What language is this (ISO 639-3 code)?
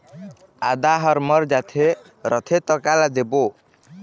hne